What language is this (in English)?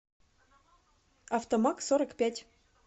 Russian